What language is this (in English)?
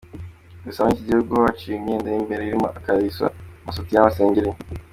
Kinyarwanda